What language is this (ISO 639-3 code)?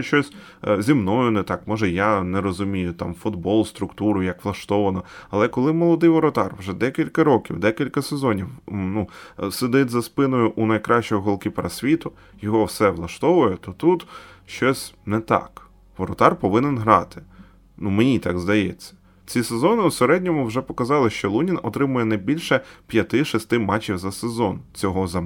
ukr